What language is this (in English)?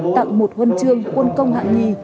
Vietnamese